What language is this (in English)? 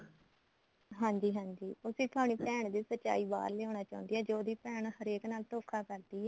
Punjabi